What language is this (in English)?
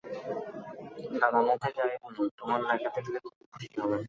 Bangla